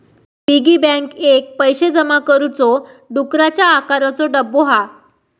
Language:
Marathi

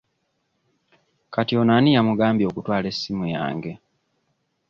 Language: Ganda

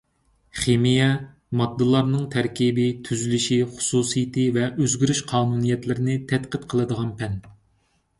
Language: Uyghur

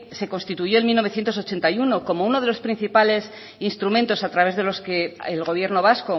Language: Spanish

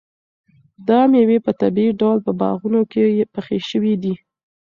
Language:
Pashto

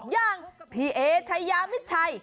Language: Thai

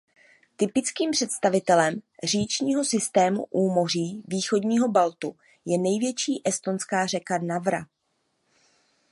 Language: Czech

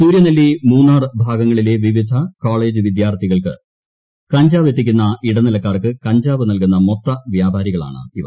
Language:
Malayalam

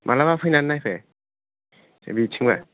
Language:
Bodo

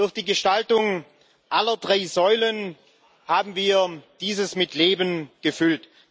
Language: German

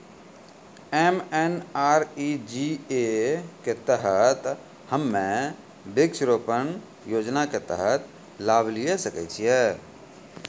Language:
Maithili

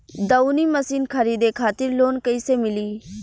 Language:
Bhojpuri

